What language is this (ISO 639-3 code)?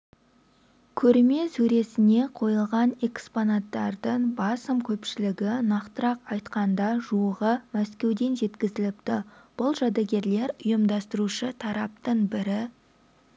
kaz